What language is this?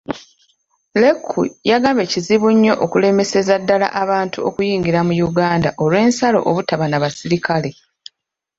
Ganda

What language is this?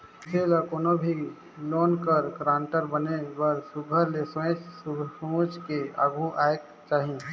Chhattisgarhi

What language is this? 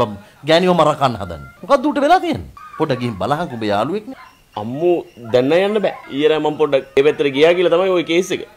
Indonesian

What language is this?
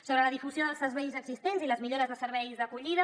Catalan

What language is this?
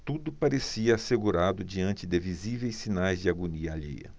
Portuguese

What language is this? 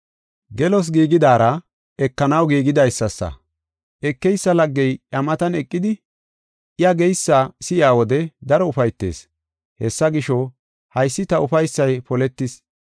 Gofa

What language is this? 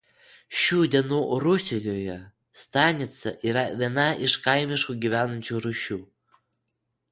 Lithuanian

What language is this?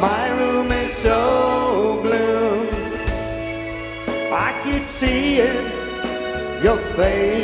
Dutch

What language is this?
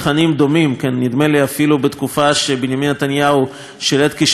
Hebrew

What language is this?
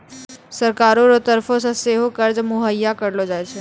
Maithili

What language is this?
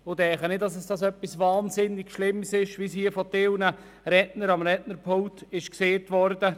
Swiss German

